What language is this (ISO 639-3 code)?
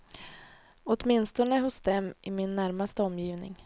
swe